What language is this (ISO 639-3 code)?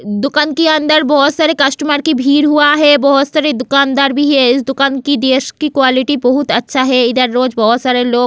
hin